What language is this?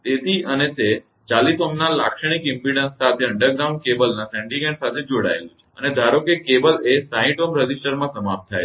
Gujarati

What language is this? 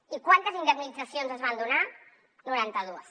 Catalan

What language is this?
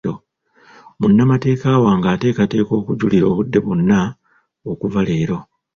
Ganda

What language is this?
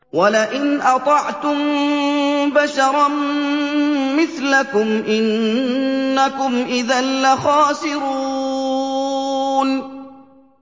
Arabic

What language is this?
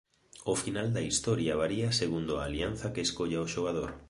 Galician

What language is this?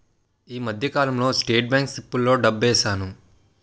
Telugu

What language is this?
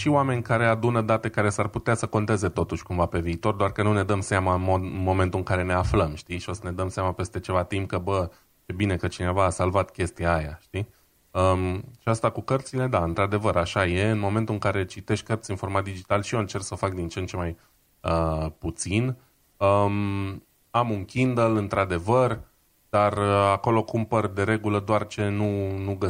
Romanian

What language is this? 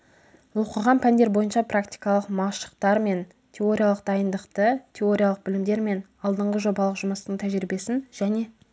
Kazakh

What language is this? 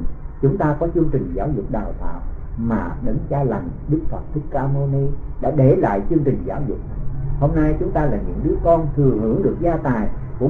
Vietnamese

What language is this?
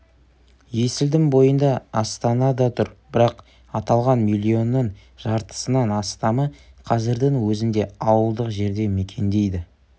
Kazakh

